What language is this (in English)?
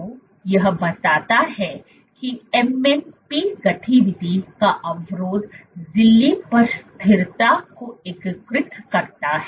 Hindi